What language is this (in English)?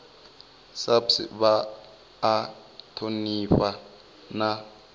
Venda